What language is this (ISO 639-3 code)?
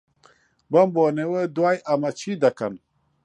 ckb